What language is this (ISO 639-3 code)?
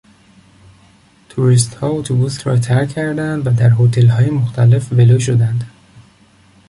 fas